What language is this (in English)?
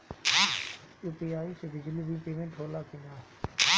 Bhojpuri